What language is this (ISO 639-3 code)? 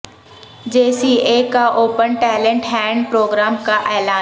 urd